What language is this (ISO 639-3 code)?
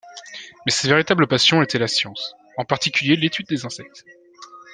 fra